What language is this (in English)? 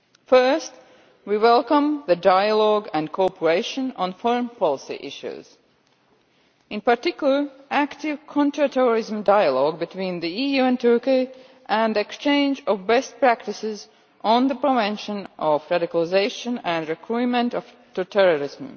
English